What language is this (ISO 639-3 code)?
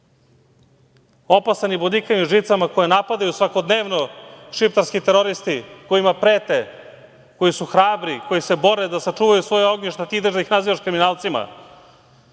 srp